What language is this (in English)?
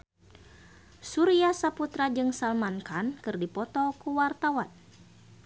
Sundanese